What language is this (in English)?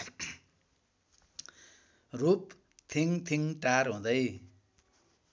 Nepali